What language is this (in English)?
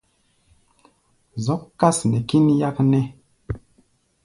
Gbaya